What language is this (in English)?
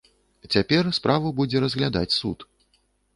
Belarusian